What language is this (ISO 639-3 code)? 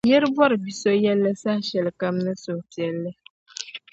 dag